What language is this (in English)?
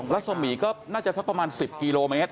Thai